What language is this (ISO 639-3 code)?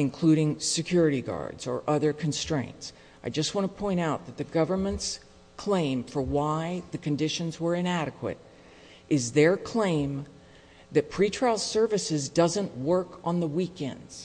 eng